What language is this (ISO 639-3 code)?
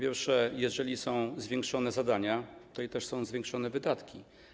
pol